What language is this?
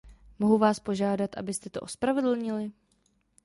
Czech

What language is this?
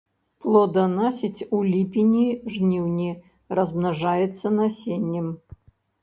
Belarusian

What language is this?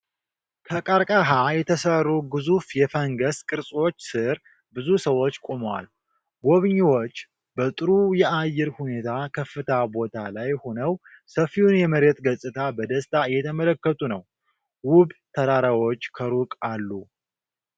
Amharic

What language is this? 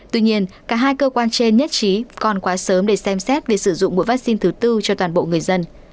Vietnamese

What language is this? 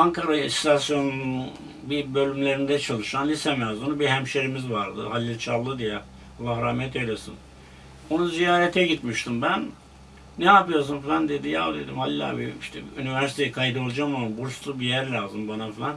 Turkish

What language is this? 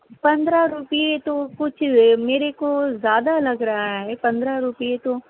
Urdu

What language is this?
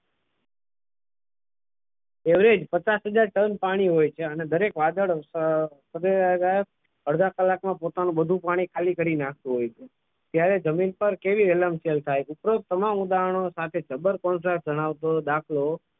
Gujarati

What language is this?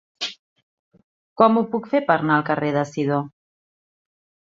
Catalan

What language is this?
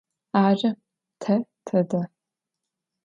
Adyghe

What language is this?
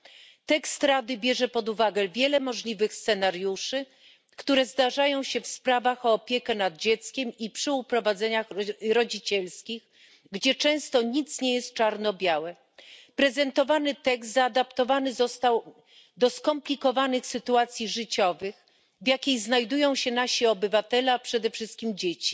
Polish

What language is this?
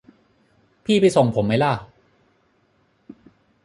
Thai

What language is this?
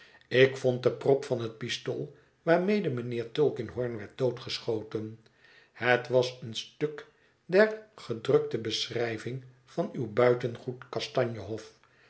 Dutch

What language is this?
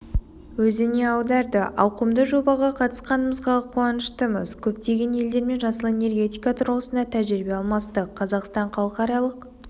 Kazakh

